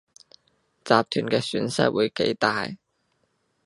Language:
Cantonese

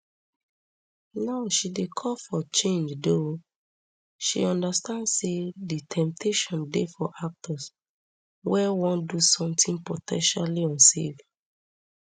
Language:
Nigerian Pidgin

